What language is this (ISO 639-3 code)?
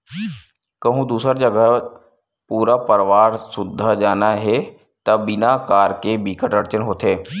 hne